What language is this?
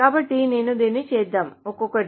Telugu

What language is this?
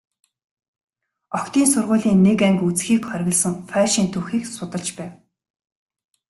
Mongolian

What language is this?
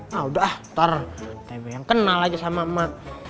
Indonesian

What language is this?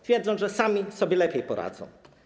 Polish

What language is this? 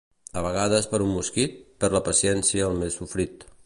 Catalan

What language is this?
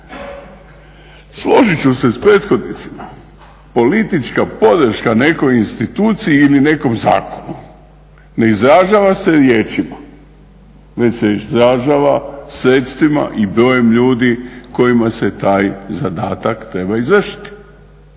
Croatian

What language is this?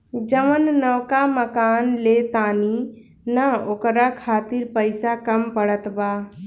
Bhojpuri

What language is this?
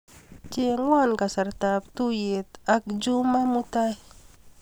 Kalenjin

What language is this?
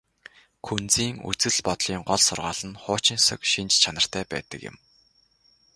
Mongolian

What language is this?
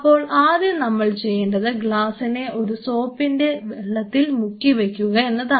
Malayalam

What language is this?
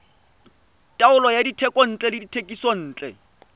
Tswana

